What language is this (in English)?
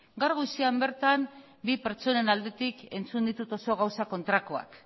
Basque